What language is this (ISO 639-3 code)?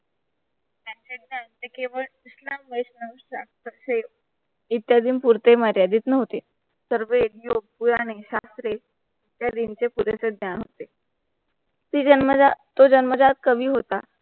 mar